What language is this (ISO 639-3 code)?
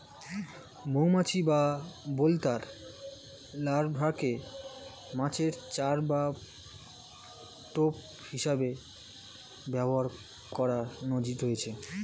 ben